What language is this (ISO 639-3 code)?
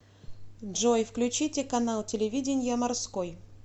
rus